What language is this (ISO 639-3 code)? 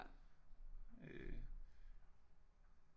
dan